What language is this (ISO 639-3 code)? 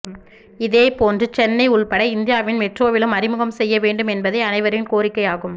tam